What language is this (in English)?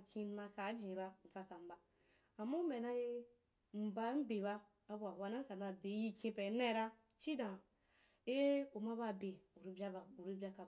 Wapan